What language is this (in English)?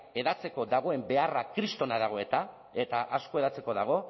Basque